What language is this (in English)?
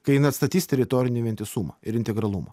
Lithuanian